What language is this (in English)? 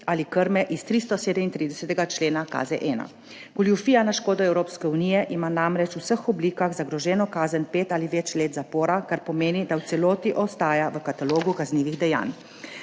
Slovenian